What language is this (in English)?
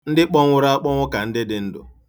Igbo